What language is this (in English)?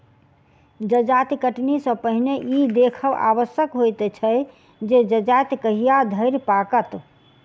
Maithili